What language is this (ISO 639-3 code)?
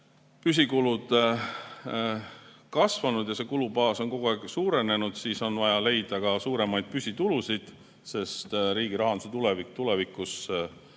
est